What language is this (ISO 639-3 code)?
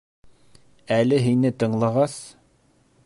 bak